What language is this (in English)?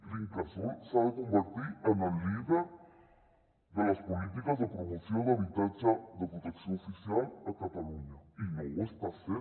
Catalan